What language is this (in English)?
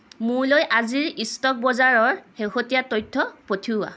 Assamese